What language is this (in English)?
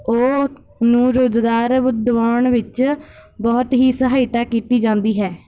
Punjabi